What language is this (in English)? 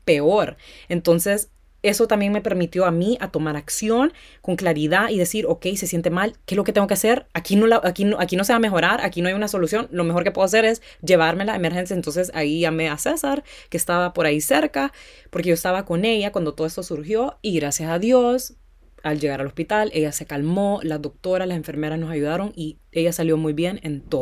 Spanish